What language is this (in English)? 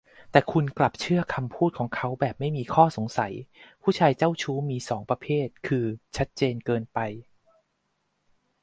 Thai